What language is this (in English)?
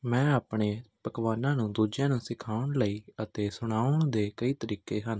Punjabi